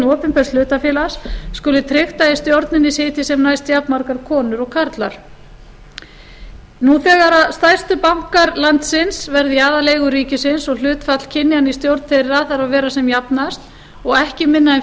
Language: Icelandic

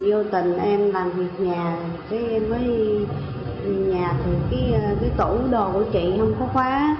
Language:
Vietnamese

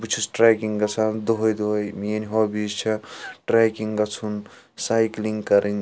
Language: Kashmiri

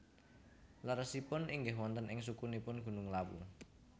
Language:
Javanese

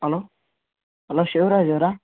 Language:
Kannada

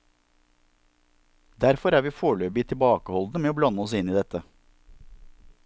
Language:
Norwegian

